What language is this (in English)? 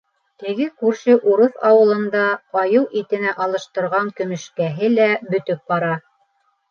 Bashkir